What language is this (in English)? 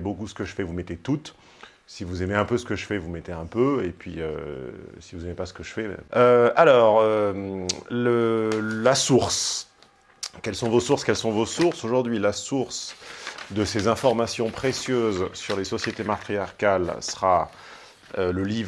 French